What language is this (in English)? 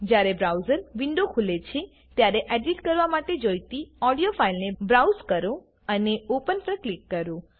Gujarati